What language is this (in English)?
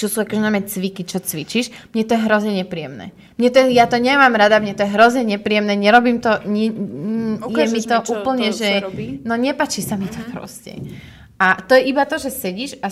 Slovak